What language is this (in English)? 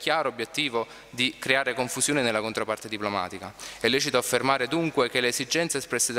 Italian